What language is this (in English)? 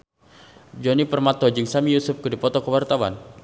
Sundanese